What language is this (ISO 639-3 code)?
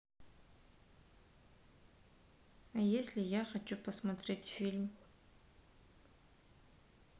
rus